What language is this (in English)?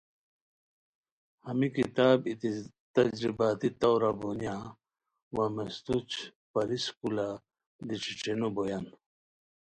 Khowar